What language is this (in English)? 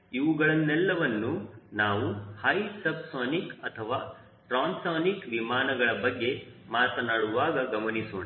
Kannada